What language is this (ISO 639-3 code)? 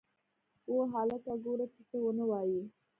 pus